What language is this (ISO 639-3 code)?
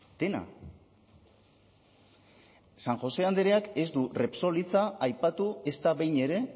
eus